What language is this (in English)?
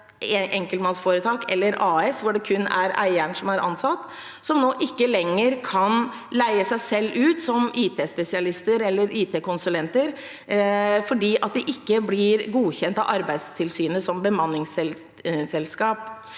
Norwegian